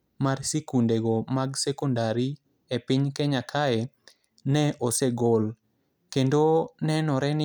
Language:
Luo (Kenya and Tanzania)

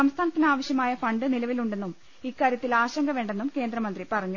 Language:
Malayalam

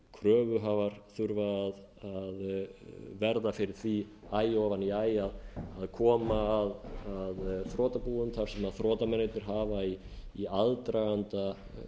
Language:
Icelandic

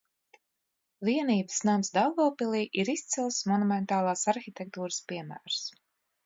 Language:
Latvian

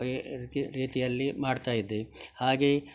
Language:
Kannada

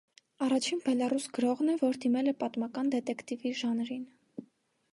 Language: Armenian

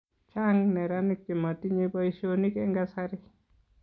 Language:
Kalenjin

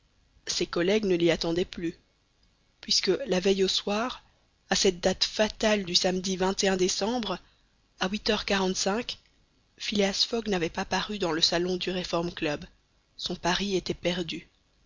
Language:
French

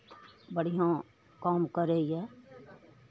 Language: Maithili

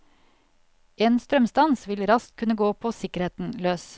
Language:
Norwegian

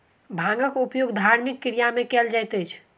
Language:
Maithili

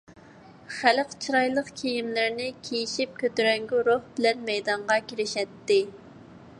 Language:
Uyghur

